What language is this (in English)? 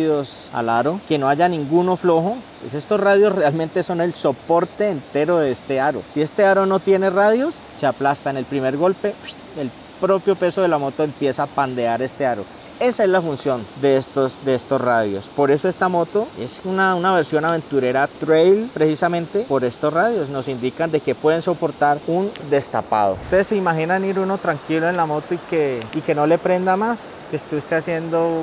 Spanish